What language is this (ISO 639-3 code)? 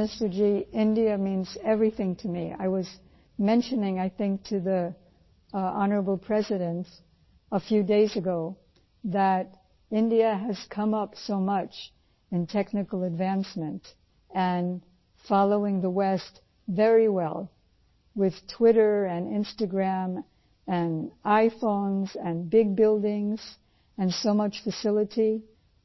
pan